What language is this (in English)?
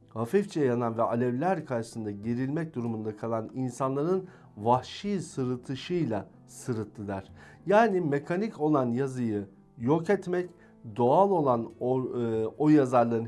Turkish